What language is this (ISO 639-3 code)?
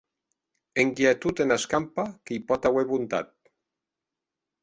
oci